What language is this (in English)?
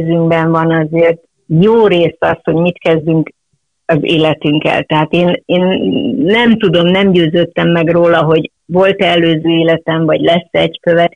Hungarian